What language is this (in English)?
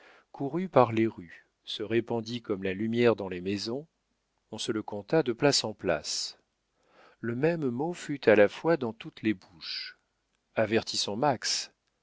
French